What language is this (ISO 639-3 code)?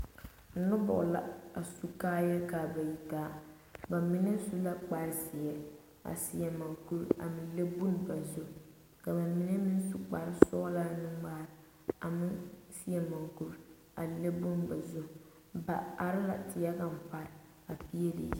dga